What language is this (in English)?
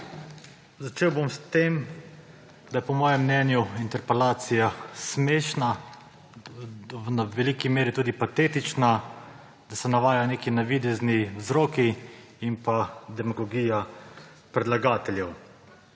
Slovenian